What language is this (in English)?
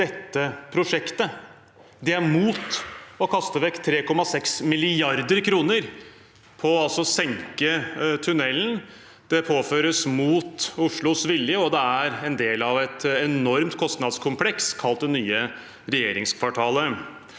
Norwegian